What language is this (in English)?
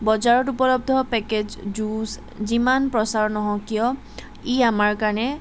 Assamese